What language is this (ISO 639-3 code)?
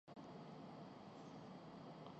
urd